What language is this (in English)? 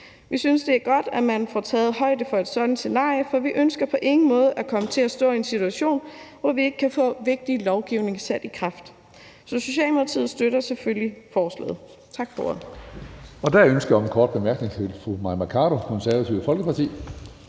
Danish